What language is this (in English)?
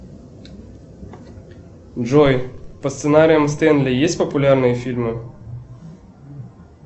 Russian